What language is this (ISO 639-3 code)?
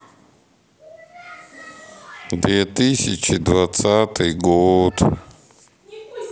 rus